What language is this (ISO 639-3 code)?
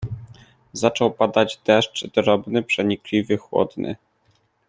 pol